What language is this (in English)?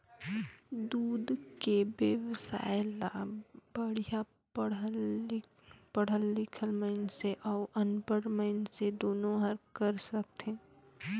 Chhattisgarhi